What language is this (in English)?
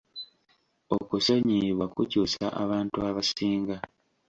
Ganda